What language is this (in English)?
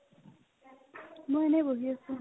Assamese